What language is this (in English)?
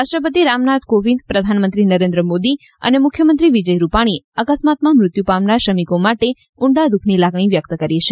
Gujarati